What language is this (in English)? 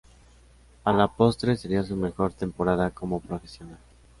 Spanish